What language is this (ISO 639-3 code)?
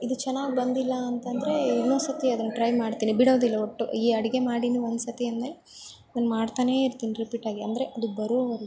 kan